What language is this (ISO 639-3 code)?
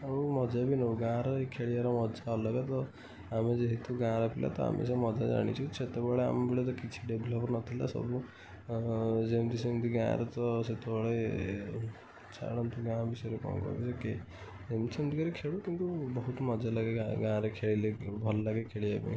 ori